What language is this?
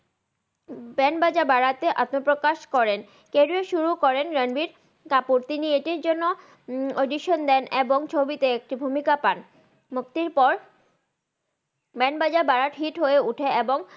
Bangla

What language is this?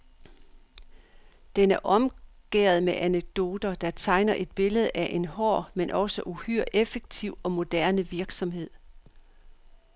Danish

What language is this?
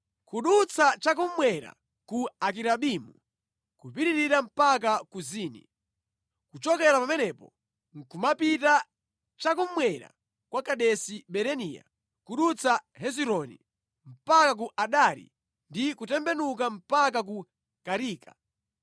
Nyanja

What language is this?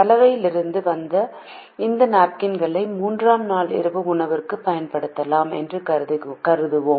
Tamil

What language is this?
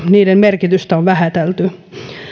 Finnish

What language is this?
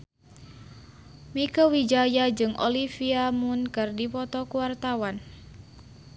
Sundanese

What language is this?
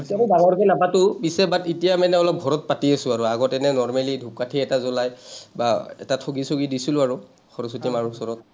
Assamese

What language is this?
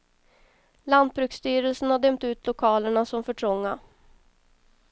Swedish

